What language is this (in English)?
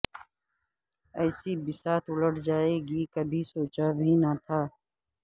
Urdu